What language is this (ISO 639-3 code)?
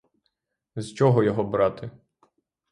ukr